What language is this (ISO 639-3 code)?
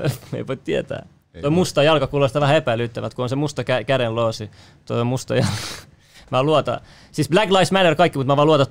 fin